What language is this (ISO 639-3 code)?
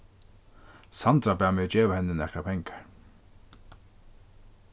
fao